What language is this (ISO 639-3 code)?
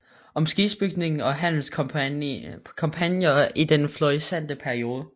dan